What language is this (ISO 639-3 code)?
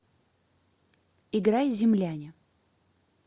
rus